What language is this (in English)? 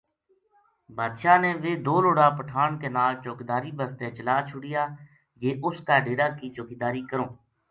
Gujari